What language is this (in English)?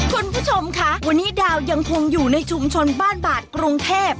Thai